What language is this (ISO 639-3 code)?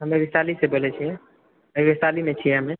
mai